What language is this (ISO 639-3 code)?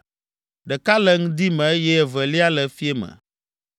ewe